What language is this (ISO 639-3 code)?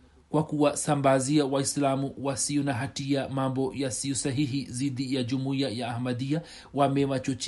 swa